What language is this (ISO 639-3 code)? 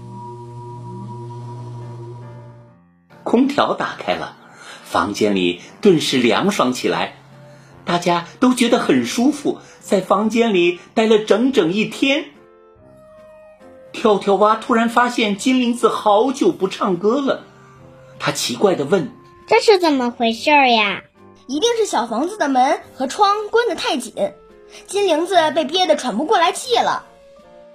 zho